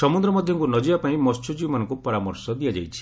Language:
Odia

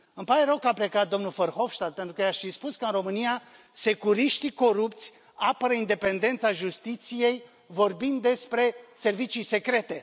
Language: Romanian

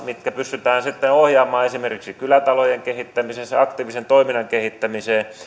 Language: Finnish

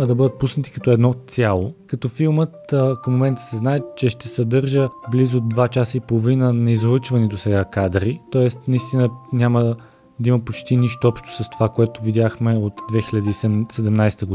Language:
Bulgarian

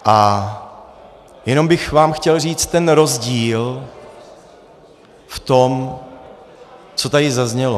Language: Czech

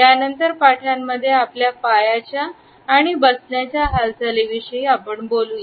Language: Marathi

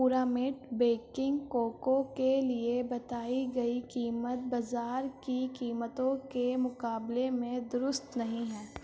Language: Urdu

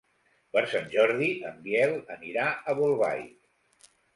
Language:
Catalan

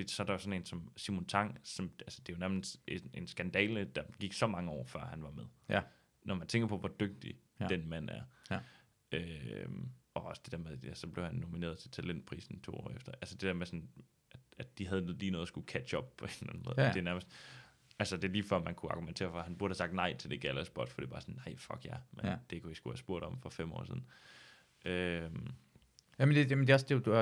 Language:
Danish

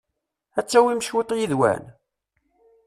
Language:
Kabyle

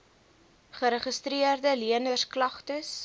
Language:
Afrikaans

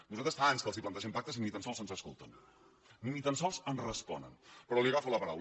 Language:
Catalan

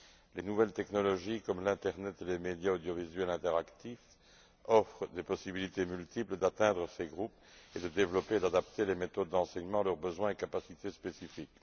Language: French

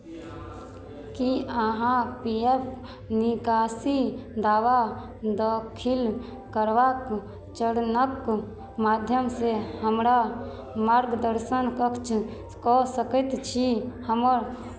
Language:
Maithili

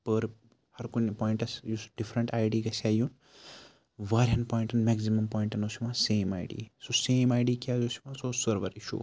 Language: Kashmiri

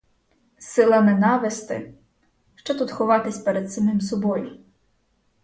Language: Ukrainian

